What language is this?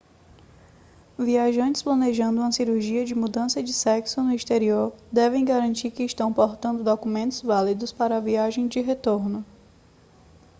Portuguese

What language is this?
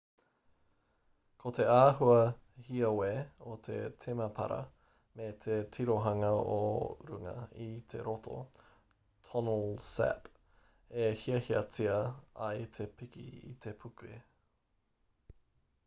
Māori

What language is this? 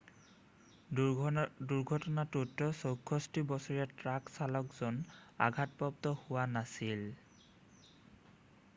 Assamese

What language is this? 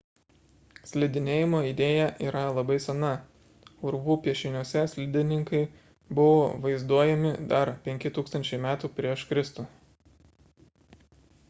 Lithuanian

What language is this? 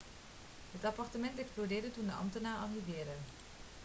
Dutch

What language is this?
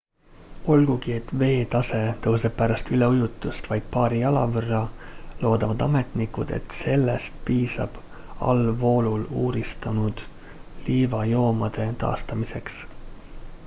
Estonian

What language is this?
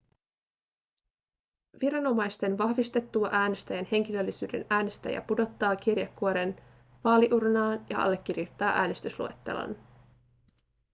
Finnish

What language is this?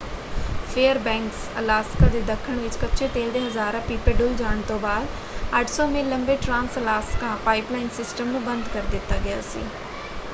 Punjabi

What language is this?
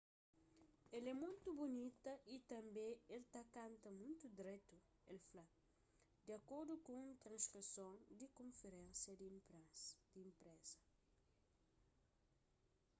Kabuverdianu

